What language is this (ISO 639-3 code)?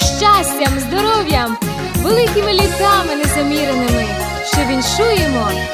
ukr